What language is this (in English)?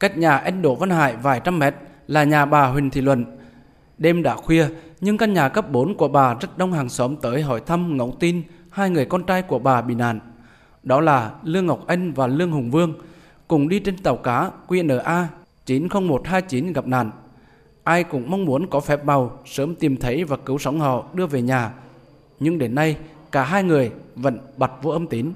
Vietnamese